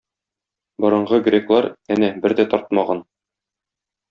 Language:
Tatar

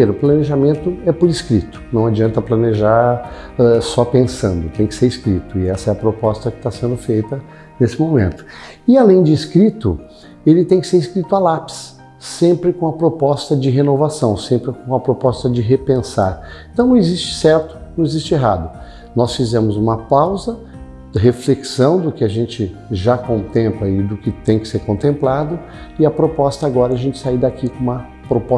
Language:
Portuguese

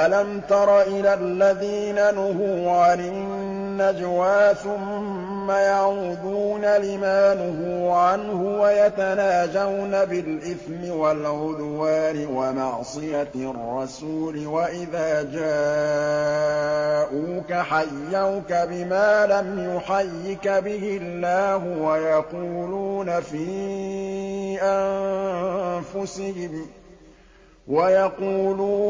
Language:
Arabic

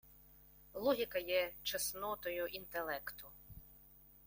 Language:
Ukrainian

